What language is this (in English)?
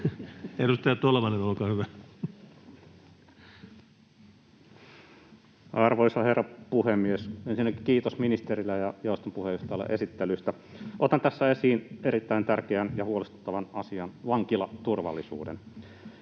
Finnish